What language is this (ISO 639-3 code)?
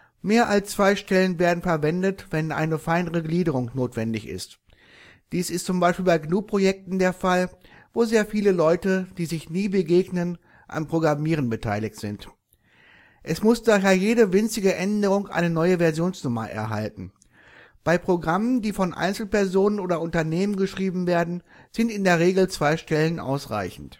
deu